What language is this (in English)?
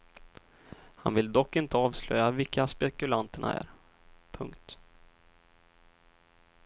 Swedish